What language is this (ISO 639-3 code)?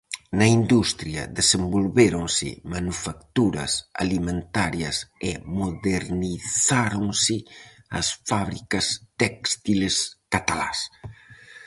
glg